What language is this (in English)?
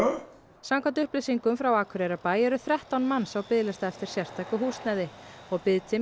Icelandic